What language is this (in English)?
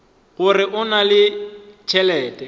Northern Sotho